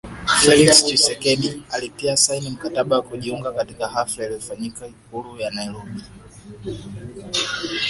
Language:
Swahili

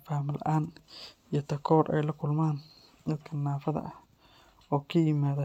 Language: Somali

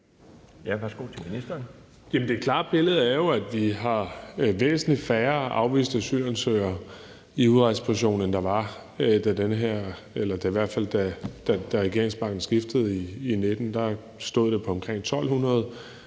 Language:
Danish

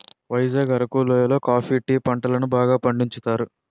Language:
Telugu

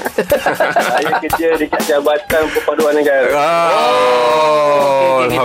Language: Malay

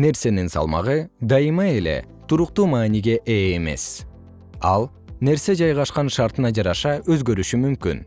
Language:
Kyrgyz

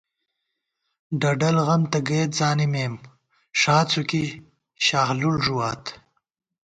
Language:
Gawar-Bati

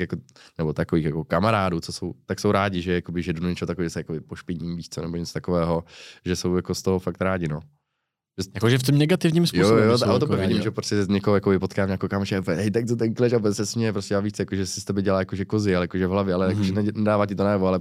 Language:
Czech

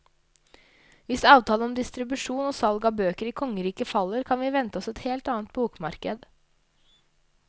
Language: Norwegian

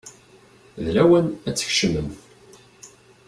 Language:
Kabyle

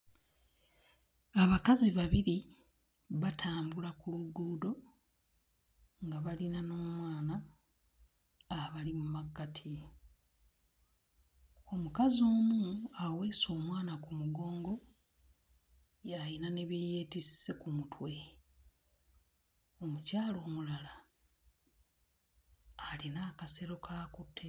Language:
Ganda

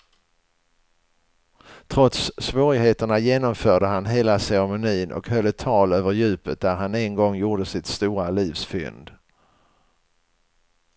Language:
Swedish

